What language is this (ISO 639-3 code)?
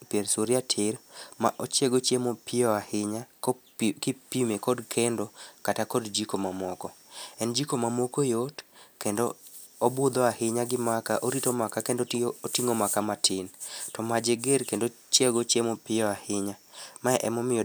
luo